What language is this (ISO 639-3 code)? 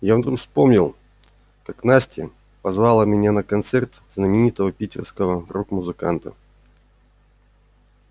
rus